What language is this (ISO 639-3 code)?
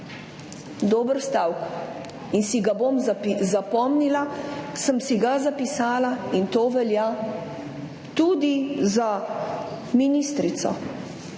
slv